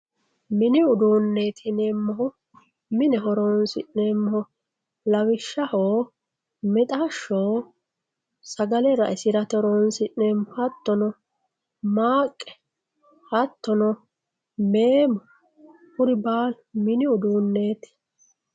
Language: Sidamo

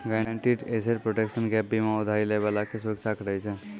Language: Maithili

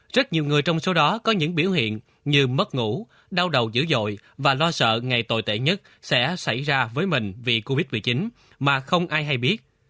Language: Vietnamese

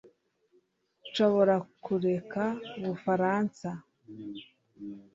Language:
Kinyarwanda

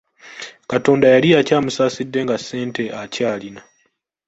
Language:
Ganda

